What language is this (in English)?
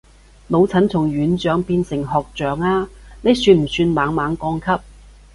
Cantonese